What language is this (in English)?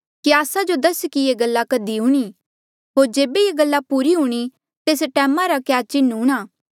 Mandeali